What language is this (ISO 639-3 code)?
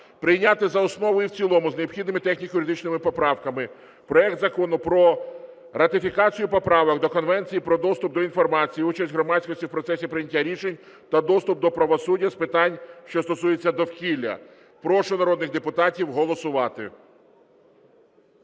ukr